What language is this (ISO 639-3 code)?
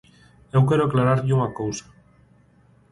glg